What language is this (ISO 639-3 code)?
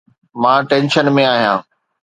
snd